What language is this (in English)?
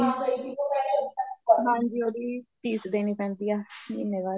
Punjabi